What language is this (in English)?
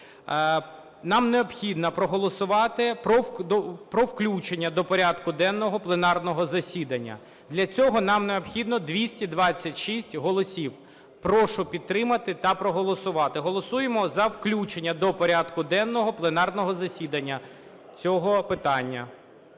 Ukrainian